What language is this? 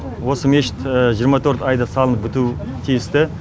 Kazakh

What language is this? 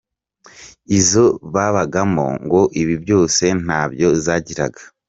Kinyarwanda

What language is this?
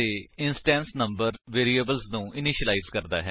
Punjabi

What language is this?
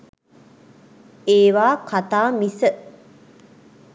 Sinhala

